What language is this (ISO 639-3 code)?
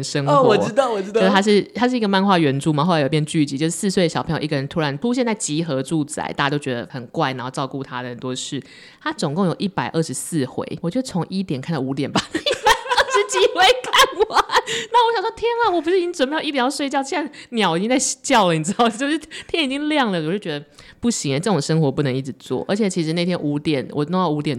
zho